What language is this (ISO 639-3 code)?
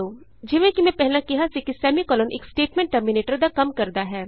pan